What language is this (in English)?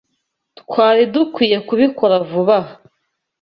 Kinyarwanda